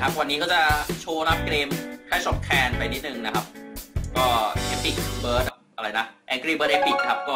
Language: Thai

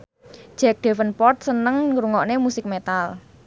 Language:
Javanese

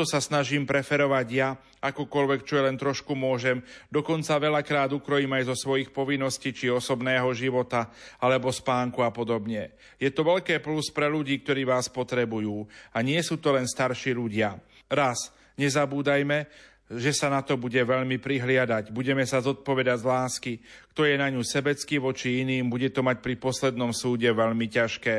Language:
Slovak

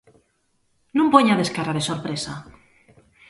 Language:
Galician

